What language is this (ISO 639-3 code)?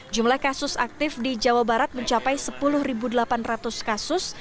ind